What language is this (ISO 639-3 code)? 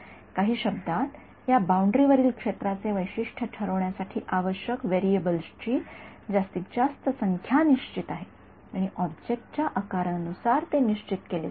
mar